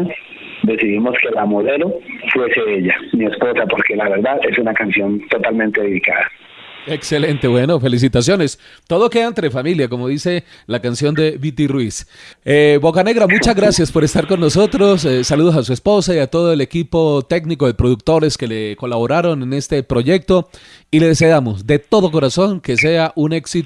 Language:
Spanish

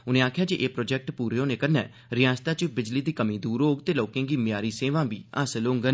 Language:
Dogri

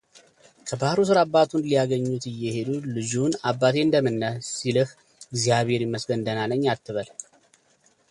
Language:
Amharic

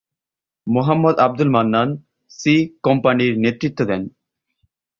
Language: Bangla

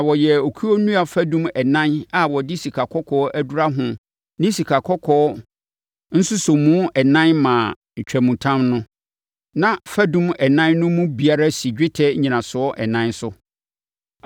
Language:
Akan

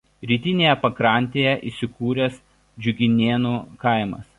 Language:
Lithuanian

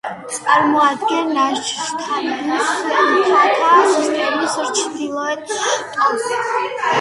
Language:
Georgian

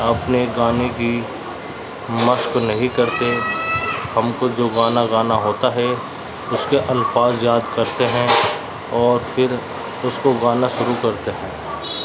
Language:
Urdu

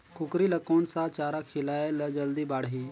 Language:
Chhattisgarhi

